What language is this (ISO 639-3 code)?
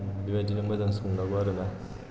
brx